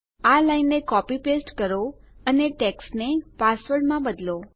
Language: Gujarati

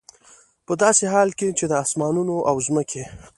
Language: Pashto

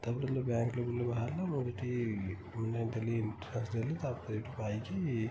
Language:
Odia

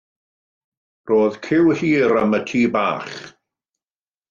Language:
Welsh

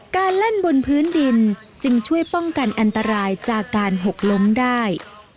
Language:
Thai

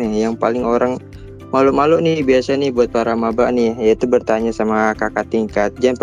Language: Indonesian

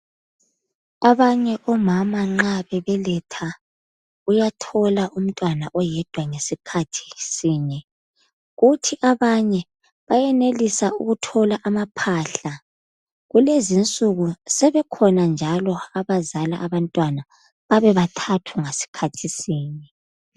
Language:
North Ndebele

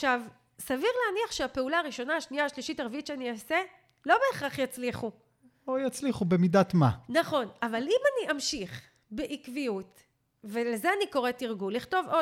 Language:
Hebrew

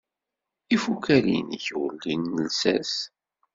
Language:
Kabyle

